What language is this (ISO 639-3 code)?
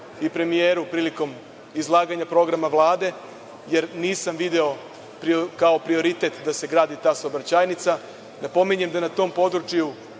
srp